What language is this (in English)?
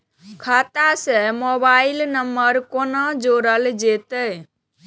Maithili